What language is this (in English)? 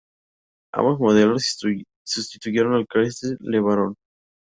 Spanish